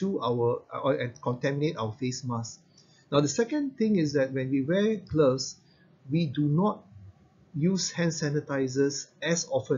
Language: English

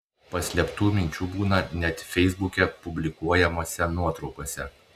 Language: Lithuanian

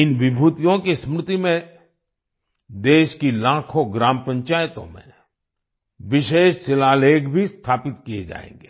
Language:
Hindi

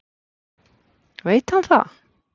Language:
Icelandic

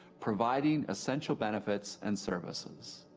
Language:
English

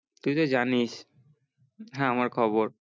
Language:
Bangla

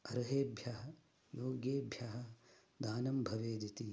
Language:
Sanskrit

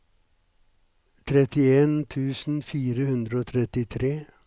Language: Norwegian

